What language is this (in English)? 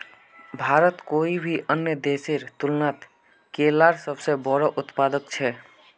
Magahi